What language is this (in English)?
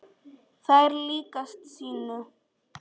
Icelandic